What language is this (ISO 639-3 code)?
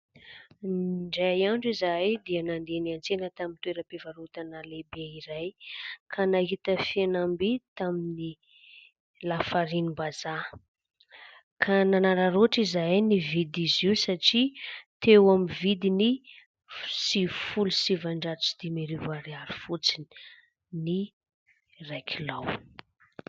mlg